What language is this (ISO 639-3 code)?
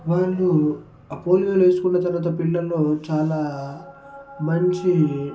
tel